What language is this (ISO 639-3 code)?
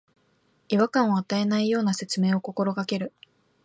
jpn